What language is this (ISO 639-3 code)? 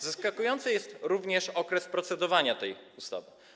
pol